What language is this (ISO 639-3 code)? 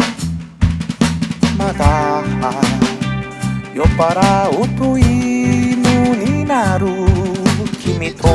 jpn